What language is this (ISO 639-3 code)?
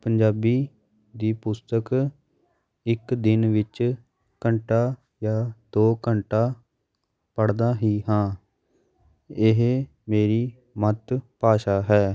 pan